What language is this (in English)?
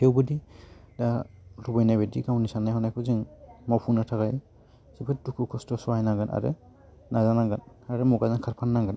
Bodo